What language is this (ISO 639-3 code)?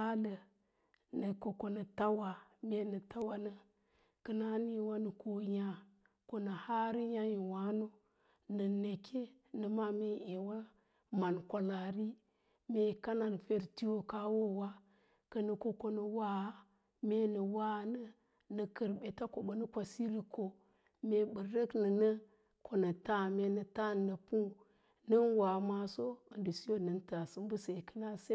lla